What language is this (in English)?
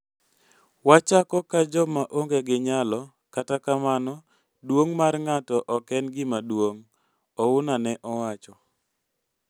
Luo (Kenya and Tanzania)